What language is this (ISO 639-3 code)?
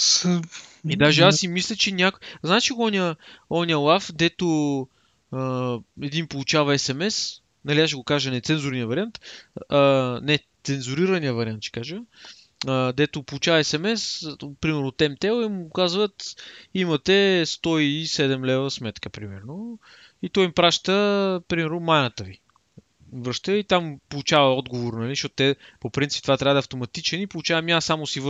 bul